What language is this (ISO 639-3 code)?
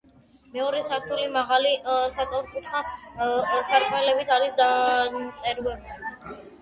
kat